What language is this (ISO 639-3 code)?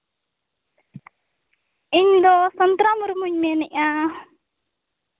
sat